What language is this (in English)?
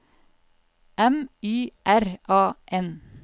Norwegian